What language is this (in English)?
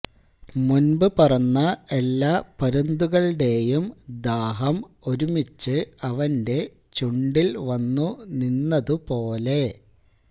Malayalam